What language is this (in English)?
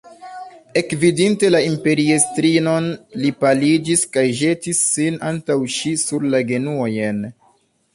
Esperanto